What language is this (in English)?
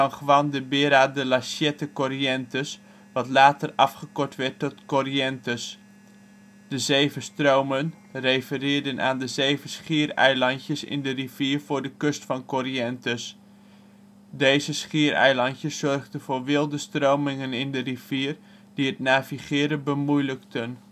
Dutch